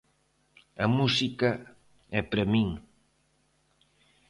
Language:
Galician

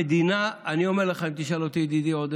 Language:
Hebrew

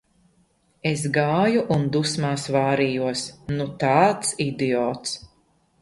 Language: Latvian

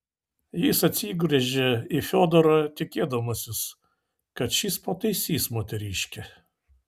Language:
Lithuanian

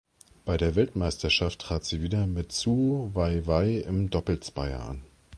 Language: German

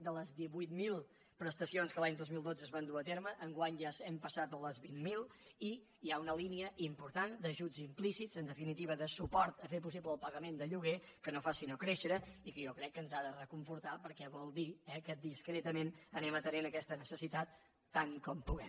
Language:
Catalan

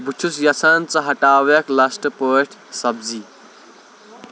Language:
Kashmiri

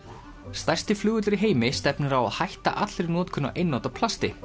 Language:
Icelandic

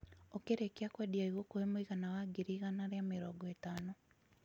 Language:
Kikuyu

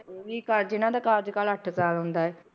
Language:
Punjabi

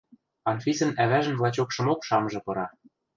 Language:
Western Mari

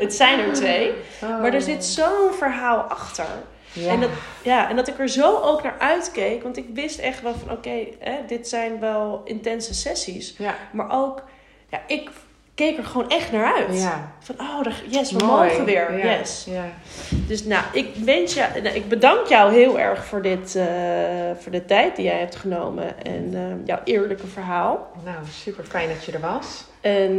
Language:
Dutch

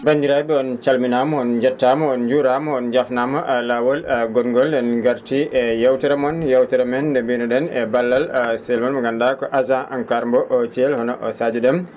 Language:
Fula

